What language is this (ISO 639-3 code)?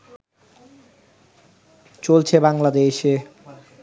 ben